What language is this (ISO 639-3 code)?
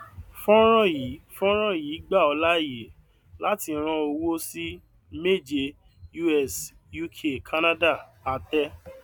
yor